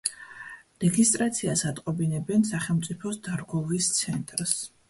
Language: Georgian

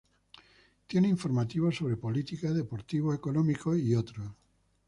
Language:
Spanish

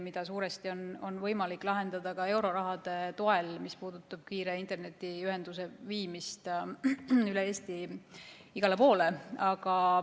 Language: Estonian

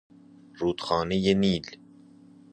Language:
Persian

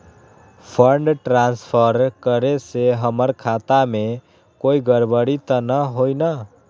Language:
Magahi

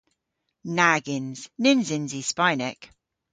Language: Cornish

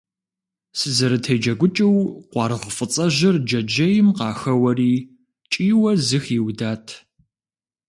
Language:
Kabardian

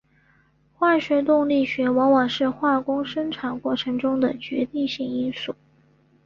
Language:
Chinese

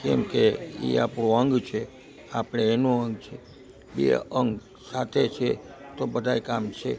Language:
Gujarati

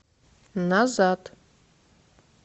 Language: Russian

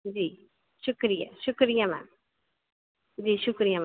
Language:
Dogri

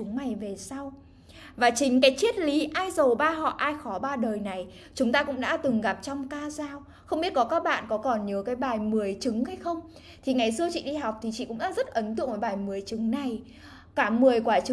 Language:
Vietnamese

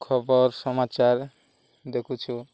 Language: Odia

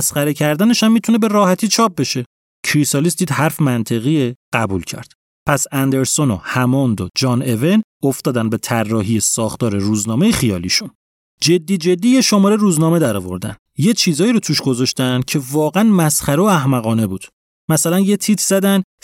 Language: Persian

